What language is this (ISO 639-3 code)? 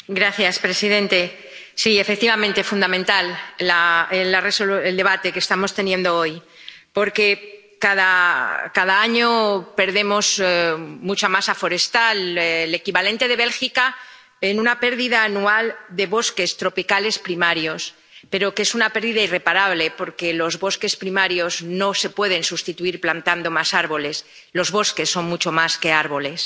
spa